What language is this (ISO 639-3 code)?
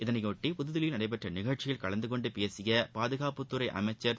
tam